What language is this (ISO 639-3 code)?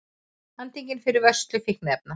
isl